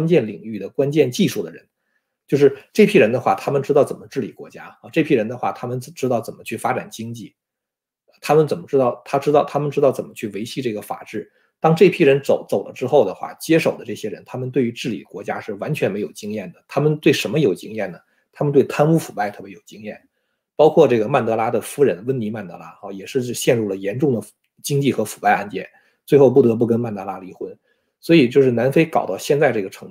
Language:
Chinese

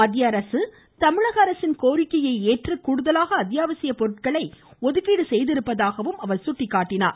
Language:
Tamil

